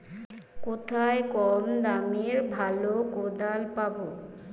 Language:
Bangla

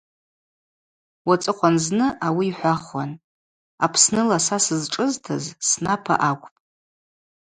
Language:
Abaza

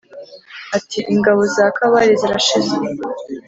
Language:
Kinyarwanda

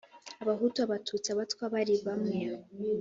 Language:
Kinyarwanda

